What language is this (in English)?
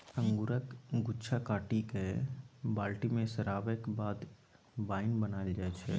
Maithili